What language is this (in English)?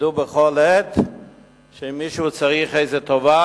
Hebrew